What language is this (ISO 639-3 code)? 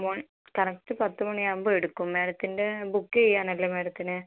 mal